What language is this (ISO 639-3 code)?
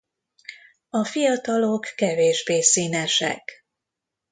hun